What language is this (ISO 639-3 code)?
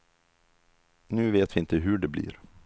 swe